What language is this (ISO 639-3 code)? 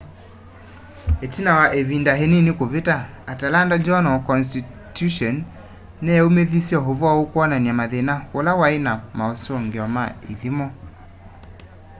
kam